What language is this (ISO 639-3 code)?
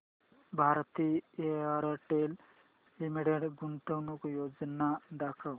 mar